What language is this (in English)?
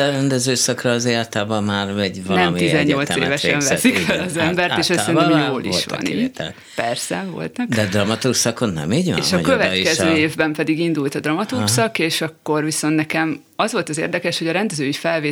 Hungarian